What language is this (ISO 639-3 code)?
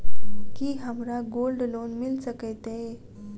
mai